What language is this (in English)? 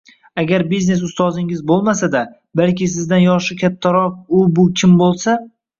Uzbek